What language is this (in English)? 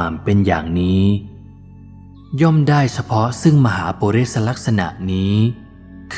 Thai